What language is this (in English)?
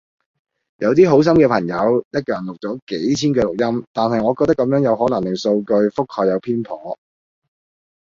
Cantonese